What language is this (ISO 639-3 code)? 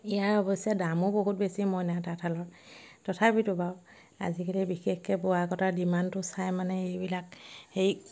asm